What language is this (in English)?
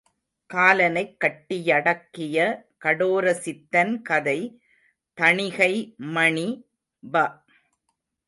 Tamil